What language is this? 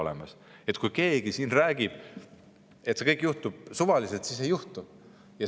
Estonian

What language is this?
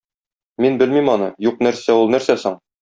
Tatar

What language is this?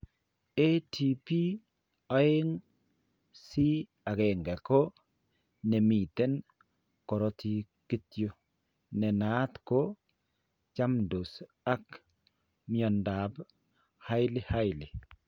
Kalenjin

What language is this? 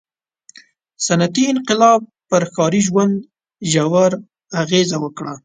Pashto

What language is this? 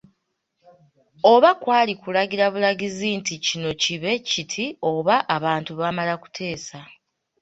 Ganda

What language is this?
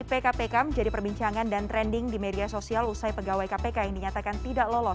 Indonesian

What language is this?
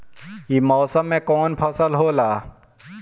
Bhojpuri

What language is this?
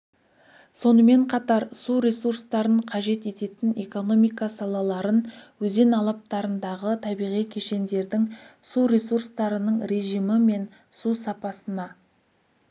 Kazakh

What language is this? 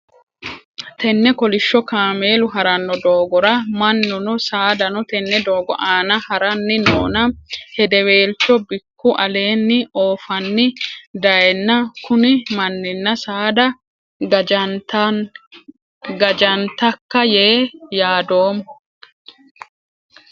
Sidamo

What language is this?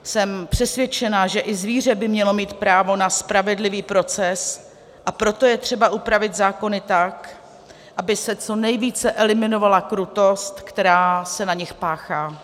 Czech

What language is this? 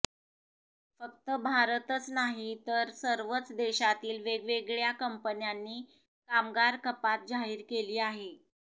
Marathi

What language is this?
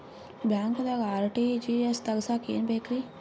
Kannada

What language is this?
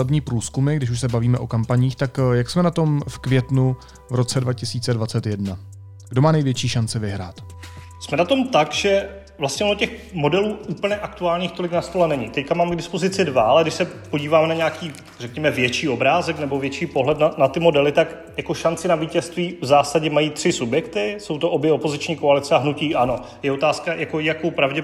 Czech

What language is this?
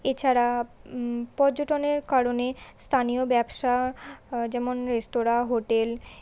Bangla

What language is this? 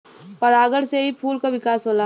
Bhojpuri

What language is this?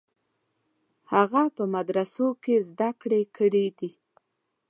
Pashto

